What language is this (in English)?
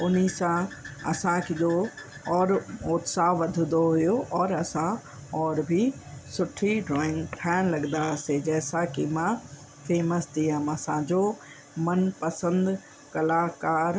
Sindhi